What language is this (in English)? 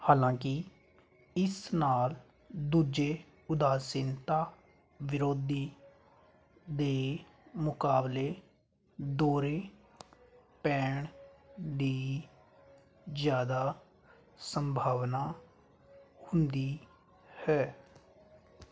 Punjabi